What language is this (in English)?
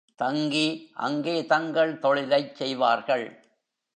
Tamil